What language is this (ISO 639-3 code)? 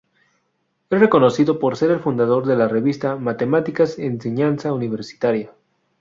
spa